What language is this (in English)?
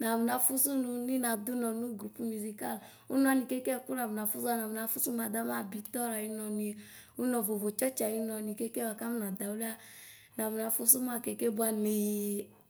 Ikposo